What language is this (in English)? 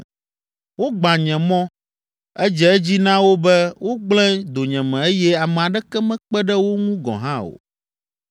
Ewe